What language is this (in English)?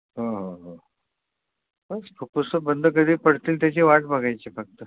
Marathi